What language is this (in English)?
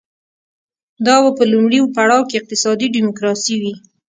Pashto